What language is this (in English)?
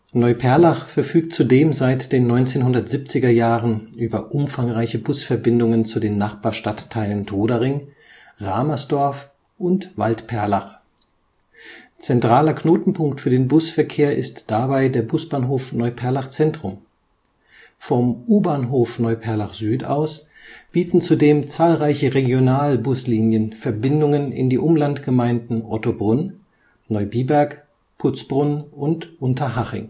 German